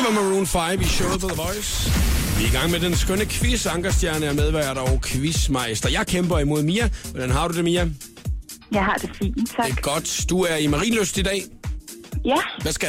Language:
Danish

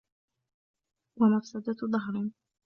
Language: Arabic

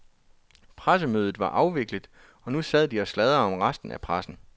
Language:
Danish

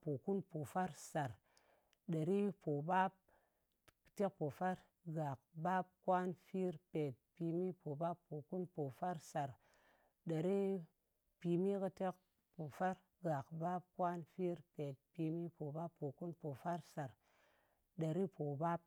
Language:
Ngas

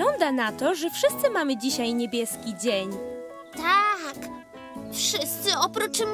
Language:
Polish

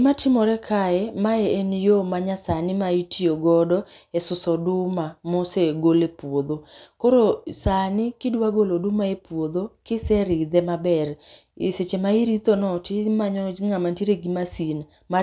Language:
Luo (Kenya and Tanzania)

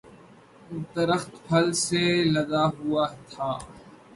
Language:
Urdu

